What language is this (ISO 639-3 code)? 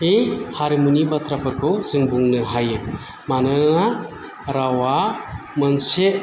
brx